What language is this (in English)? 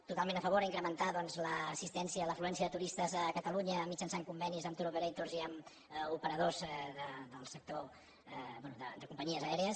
Catalan